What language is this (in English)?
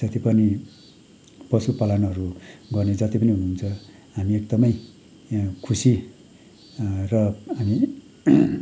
Nepali